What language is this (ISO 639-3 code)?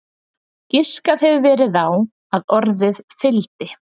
isl